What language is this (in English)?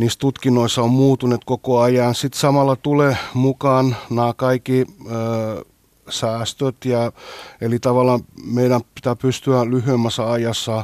Finnish